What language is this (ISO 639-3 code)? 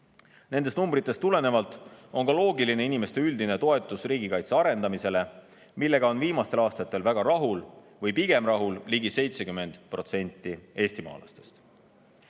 est